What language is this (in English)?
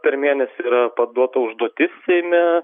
Lithuanian